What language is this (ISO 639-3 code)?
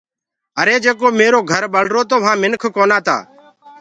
ggg